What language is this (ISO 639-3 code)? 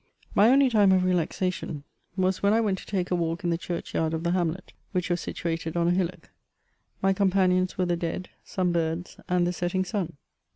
eng